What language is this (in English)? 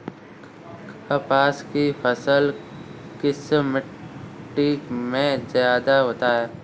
Hindi